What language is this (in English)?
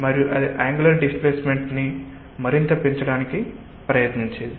Telugu